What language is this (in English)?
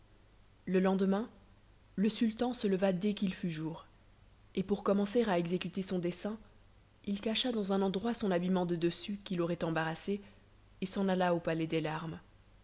French